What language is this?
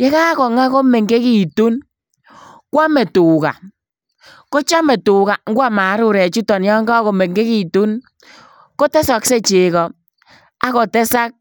Kalenjin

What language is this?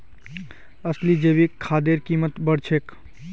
Magahi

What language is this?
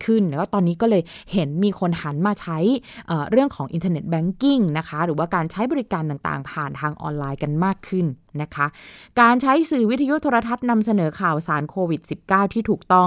Thai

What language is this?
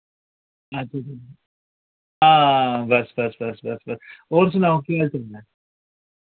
Dogri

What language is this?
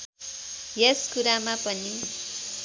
Nepali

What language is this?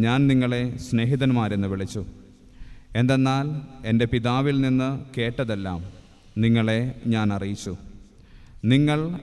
Malayalam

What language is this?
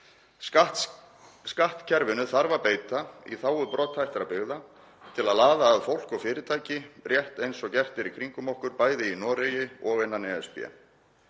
Icelandic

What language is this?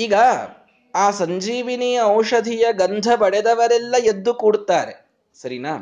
Kannada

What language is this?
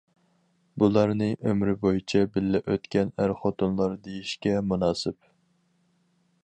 Uyghur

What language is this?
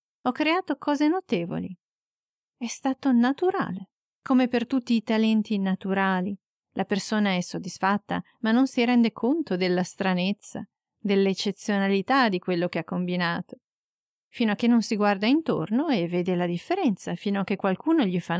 Italian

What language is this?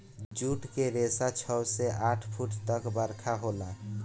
Bhojpuri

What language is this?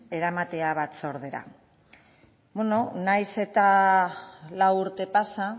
Basque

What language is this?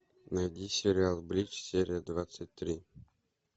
Russian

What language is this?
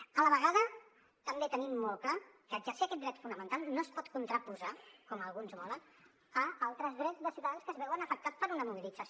Catalan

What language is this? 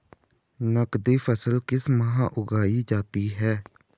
Hindi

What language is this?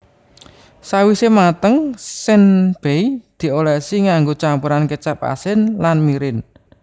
Javanese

